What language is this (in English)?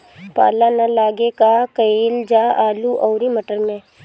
Bhojpuri